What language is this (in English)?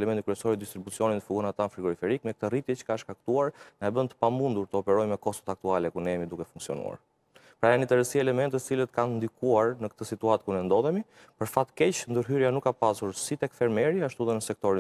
Romanian